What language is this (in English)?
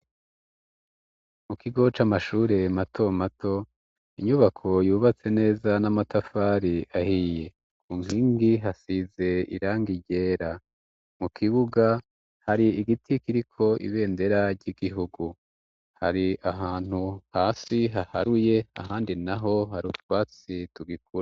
Rundi